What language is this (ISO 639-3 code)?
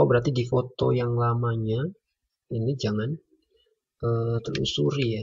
ind